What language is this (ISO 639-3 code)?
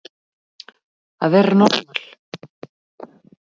isl